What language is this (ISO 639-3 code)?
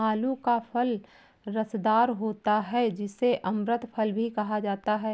hin